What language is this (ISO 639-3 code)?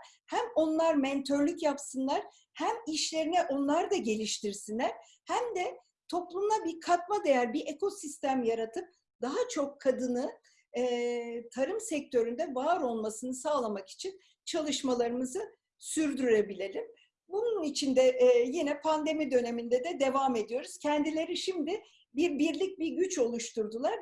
tur